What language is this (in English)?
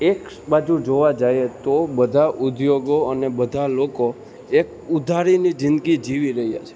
Gujarati